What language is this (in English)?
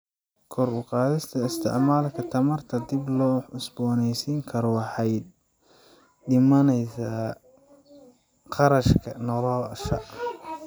Somali